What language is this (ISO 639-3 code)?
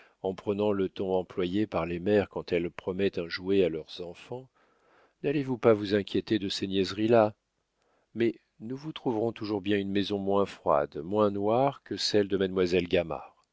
fra